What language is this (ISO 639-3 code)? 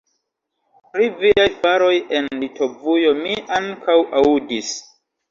epo